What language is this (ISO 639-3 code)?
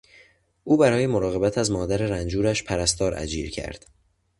fas